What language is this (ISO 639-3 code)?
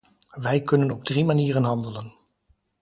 nld